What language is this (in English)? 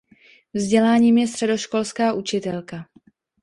Czech